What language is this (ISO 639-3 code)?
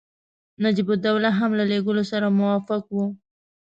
pus